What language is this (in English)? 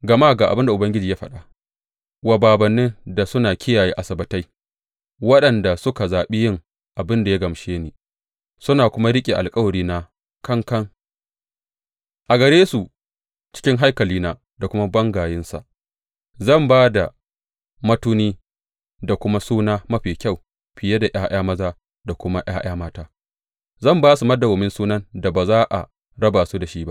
Hausa